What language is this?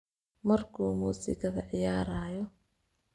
Somali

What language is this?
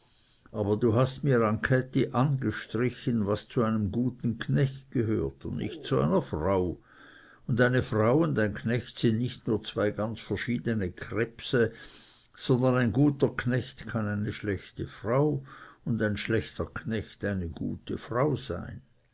German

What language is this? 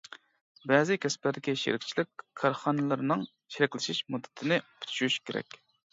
Uyghur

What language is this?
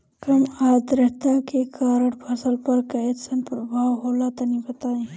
Bhojpuri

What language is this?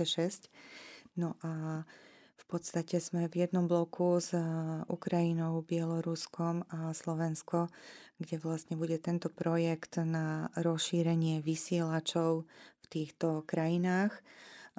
Slovak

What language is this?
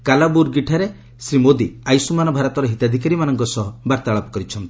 Odia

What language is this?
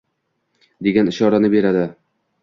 Uzbek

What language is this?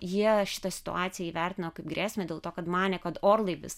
Lithuanian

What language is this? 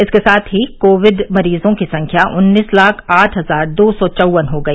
Hindi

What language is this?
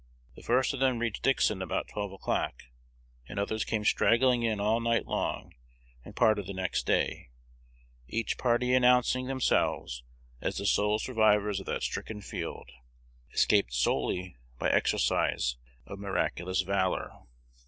English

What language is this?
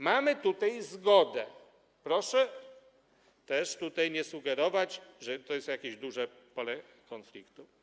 Polish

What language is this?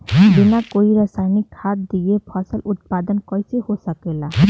Bhojpuri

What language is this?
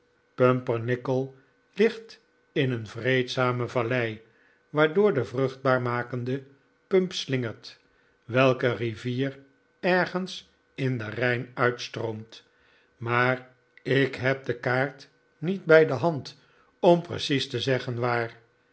Dutch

